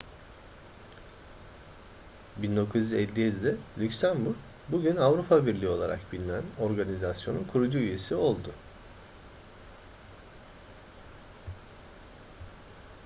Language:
Turkish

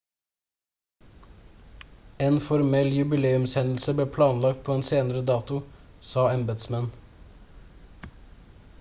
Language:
Norwegian Bokmål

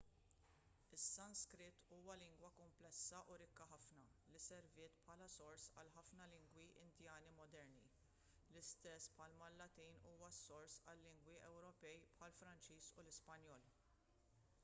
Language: Maltese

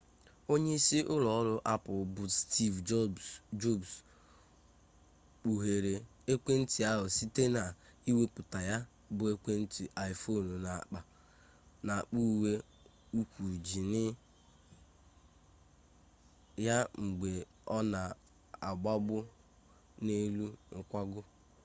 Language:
Igbo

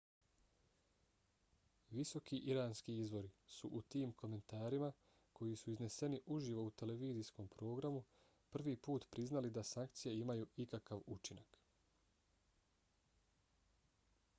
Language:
Bosnian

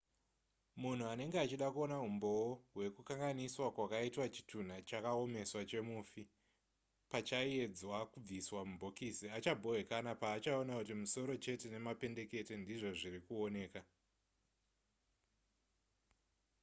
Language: Shona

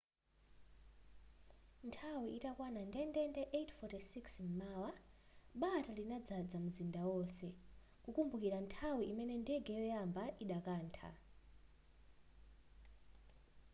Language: Nyanja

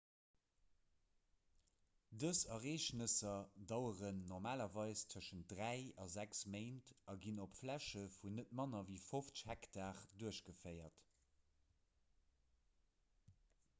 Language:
Luxembourgish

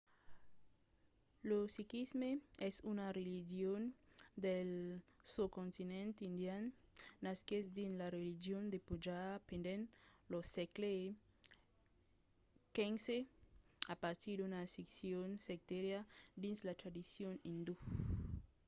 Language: Occitan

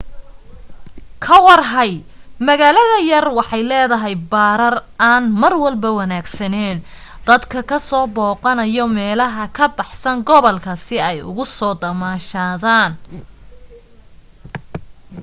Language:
Somali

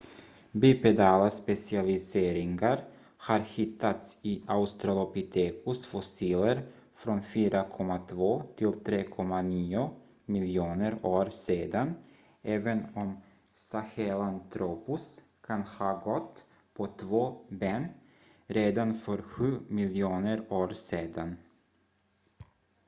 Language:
Swedish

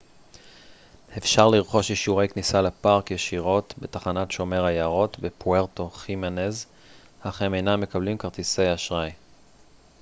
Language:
Hebrew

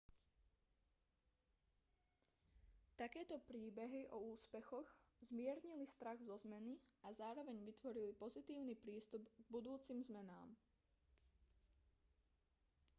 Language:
Slovak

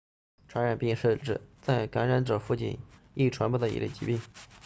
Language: Chinese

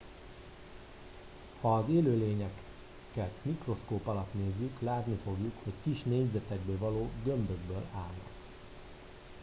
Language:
Hungarian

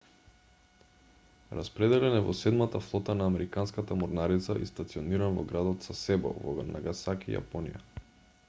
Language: Macedonian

